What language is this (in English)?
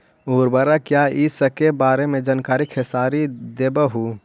Magahi